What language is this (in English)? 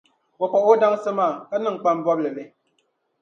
Dagbani